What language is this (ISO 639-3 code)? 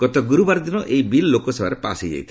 ori